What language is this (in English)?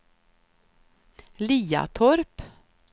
Swedish